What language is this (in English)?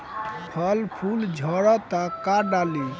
Bhojpuri